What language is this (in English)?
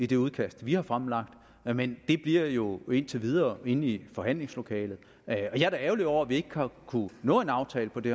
Danish